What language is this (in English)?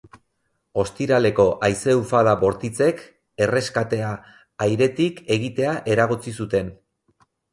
Basque